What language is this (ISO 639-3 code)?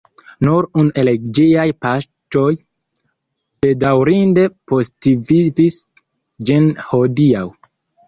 epo